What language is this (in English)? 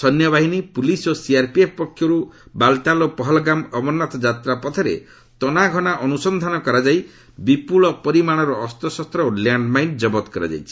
Odia